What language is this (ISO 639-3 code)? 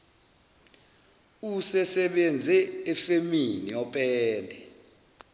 zul